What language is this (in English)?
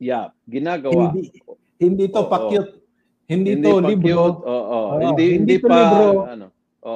Filipino